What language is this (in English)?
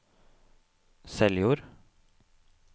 Norwegian